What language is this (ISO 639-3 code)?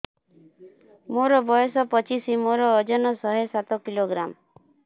ori